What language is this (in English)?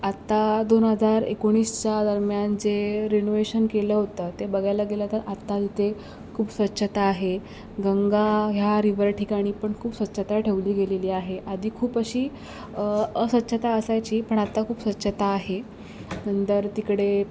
Marathi